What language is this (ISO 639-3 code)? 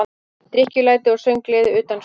isl